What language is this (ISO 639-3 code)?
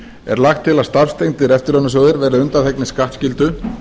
isl